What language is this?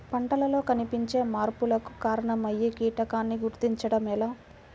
Telugu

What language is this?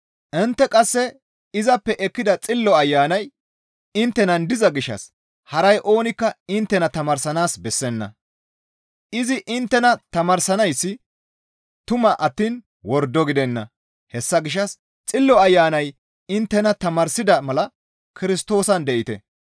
Gamo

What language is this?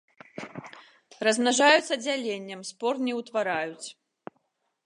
Belarusian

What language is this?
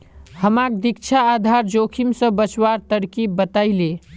Magahi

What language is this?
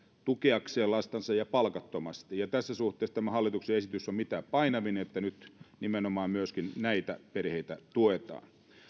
Finnish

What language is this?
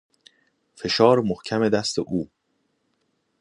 Persian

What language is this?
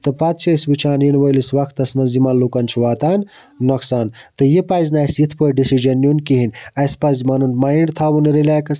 Kashmiri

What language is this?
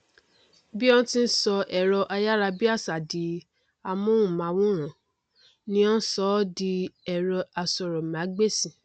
Yoruba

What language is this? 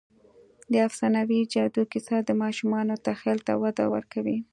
Pashto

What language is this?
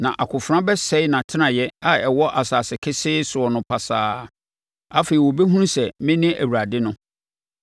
Akan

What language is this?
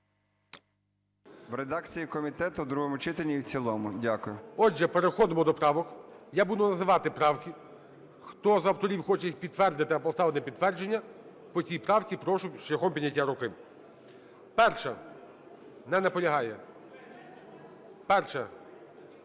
Ukrainian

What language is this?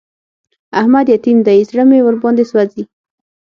Pashto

